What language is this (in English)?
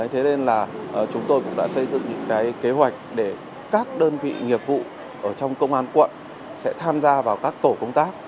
Vietnamese